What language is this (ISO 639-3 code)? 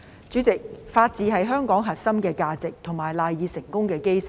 yue